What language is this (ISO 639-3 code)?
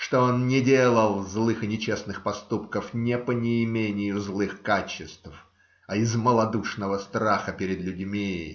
rus